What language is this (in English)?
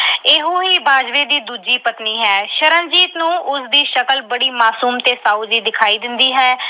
Punjabi